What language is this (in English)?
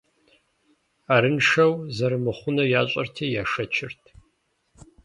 Kabardian